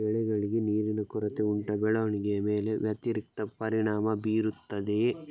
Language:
Kannada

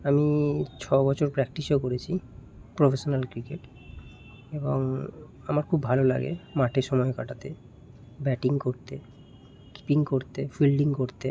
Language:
Bangla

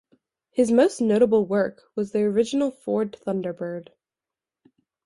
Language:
English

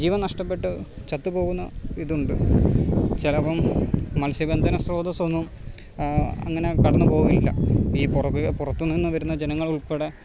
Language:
Malayalam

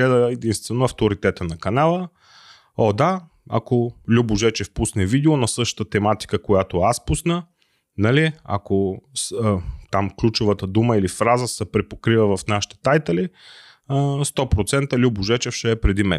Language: Bulgarian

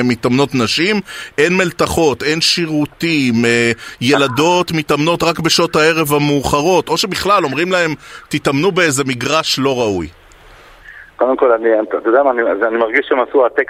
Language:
Hebrew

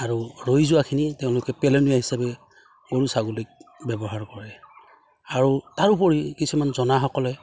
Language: Assamese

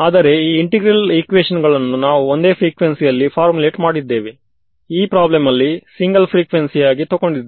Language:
Kannada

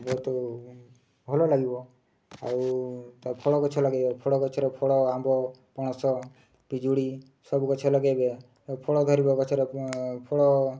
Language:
Odia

